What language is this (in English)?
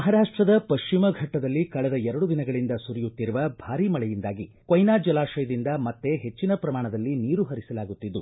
Kannada